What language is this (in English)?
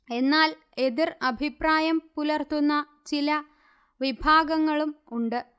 Malayalam